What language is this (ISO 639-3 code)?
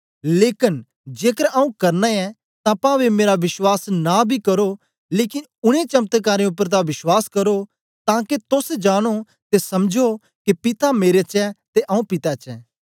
doi